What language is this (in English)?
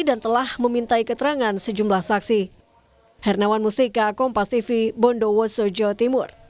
Indonesian